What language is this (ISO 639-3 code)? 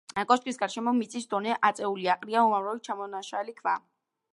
kat